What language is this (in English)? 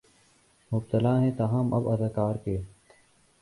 Urdu